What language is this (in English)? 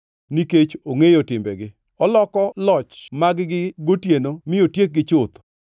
Luo (Kenya and Tanzania)